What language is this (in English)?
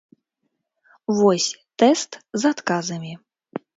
Belarusian